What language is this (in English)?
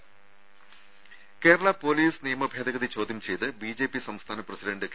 Malayalam